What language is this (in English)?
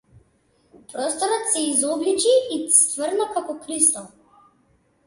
Macedonian